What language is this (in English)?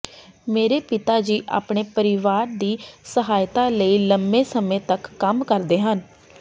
Punjabi